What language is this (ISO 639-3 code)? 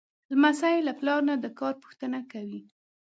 pus